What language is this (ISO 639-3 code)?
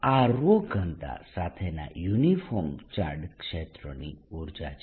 guj